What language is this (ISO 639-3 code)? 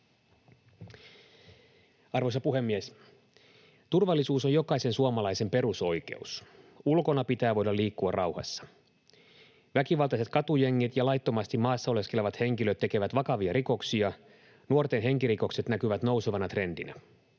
fin